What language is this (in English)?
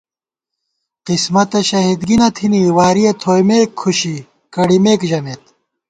Gawar-Bati